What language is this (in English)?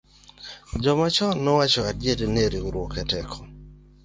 Luo (Kenya and Tanzania)